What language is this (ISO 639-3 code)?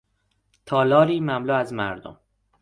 fas